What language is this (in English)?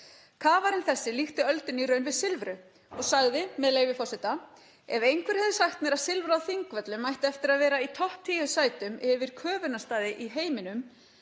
Icelandic